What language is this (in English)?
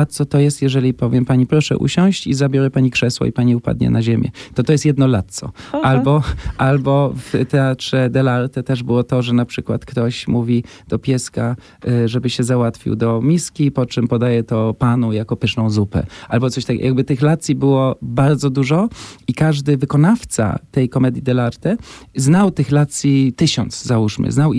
Polish